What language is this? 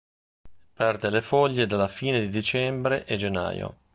Italian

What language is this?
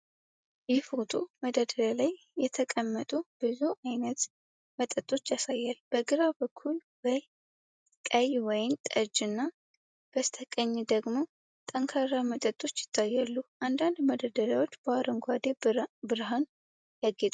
Amharic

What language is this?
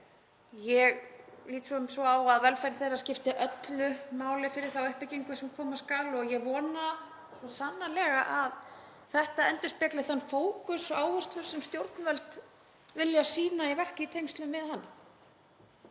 Icelandic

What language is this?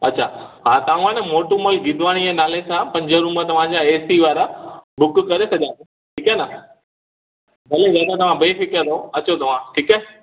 Sindhi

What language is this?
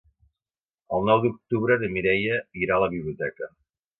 Catalan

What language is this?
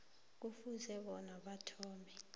South Ndebele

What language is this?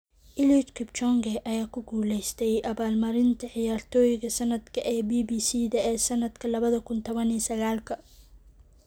Somali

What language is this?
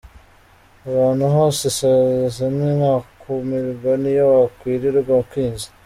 Kinyarwanda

